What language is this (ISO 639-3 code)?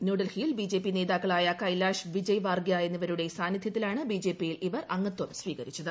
mal